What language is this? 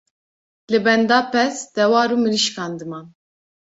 Kurdish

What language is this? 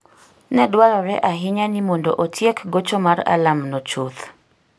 Luo (Kenya and Tanzania)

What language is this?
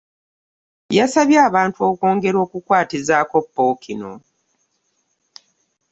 Ganda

